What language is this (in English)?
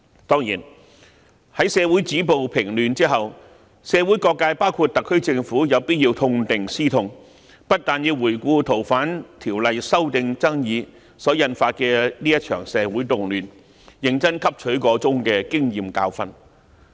Cantonese